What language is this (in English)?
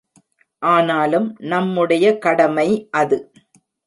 Tamil